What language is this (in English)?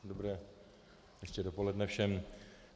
Czech